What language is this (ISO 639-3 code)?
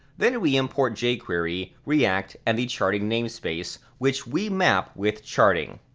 eng